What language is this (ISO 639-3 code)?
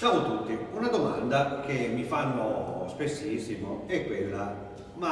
ita